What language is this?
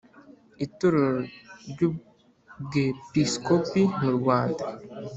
Kinyarwanda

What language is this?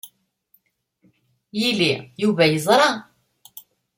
Kabyle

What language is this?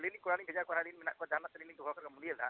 Santali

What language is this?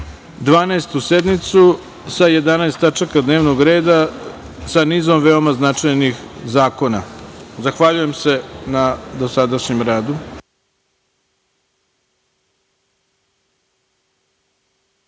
Serbian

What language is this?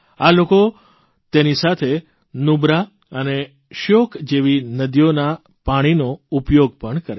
Gujarati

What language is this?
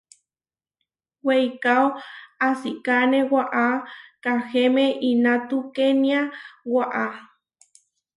Huarijio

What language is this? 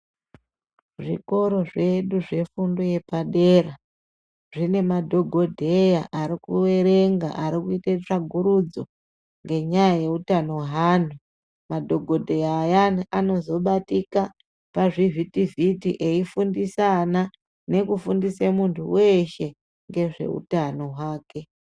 Ndau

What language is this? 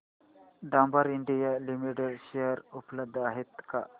Marathi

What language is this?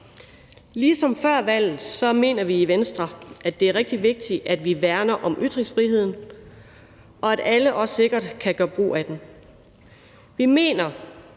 Danish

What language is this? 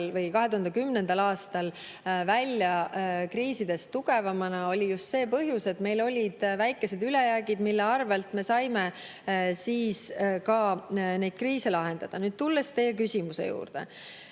Estonian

